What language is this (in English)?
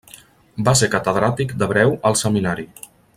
Catalan